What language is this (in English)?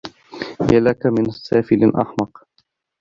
Arabic